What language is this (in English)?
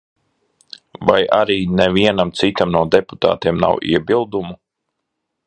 Latvian